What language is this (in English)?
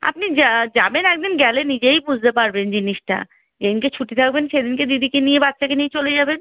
Bangla